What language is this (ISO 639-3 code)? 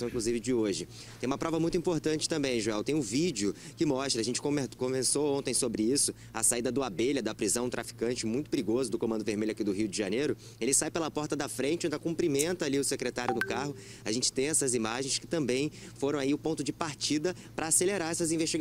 por